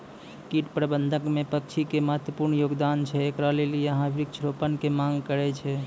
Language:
Maithili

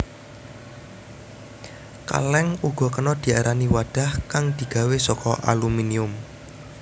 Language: Javanese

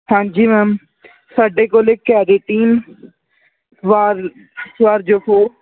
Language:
Punjabi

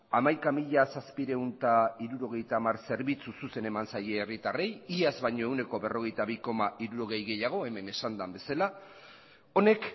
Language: Basque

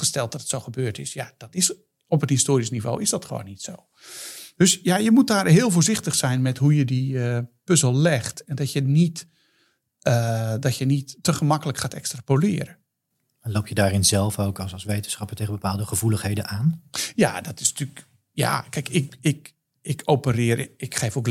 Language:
Dutch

